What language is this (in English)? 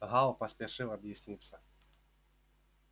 Russian